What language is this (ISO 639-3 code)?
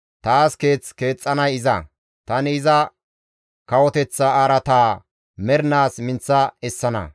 gmv